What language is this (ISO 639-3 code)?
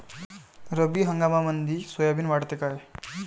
mar